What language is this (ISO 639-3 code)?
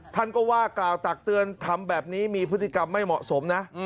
tha